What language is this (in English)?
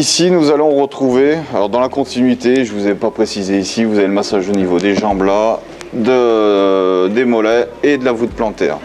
French